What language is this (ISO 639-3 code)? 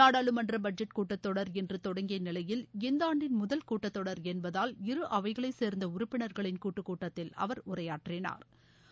tam